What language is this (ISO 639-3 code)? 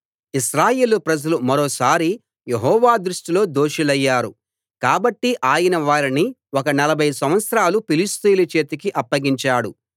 tel